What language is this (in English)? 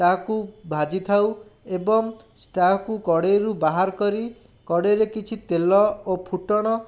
Odia